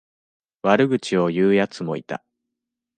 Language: Japanese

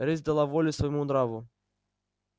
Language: Russian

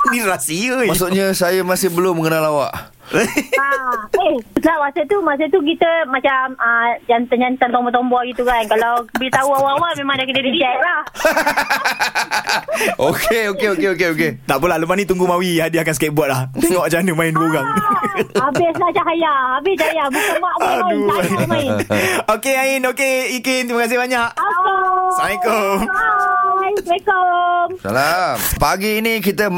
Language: Malay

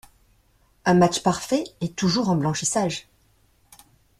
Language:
French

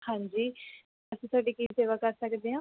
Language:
Punjabi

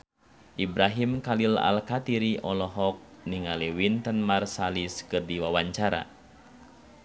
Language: Sundanese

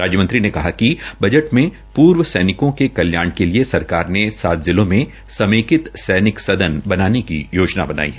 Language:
Hindi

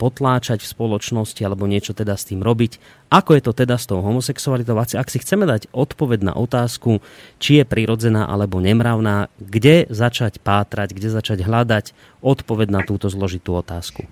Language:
Slovak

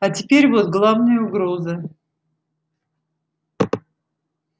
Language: Russian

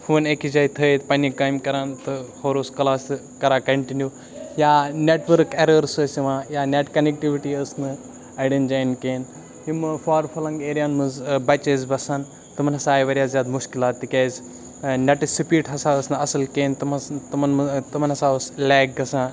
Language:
Kashmiri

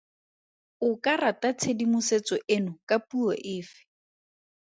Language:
Tswana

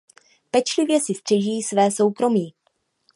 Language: Czech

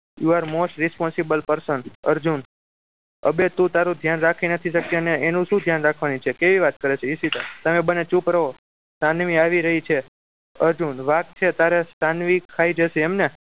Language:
Gujarati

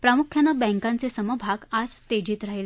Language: Marathi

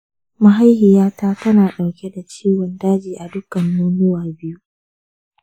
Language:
Hausa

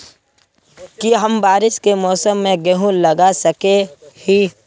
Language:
Magahi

